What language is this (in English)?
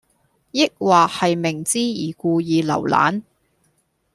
Cantonese